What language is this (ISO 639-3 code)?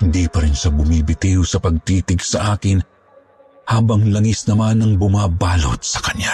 fil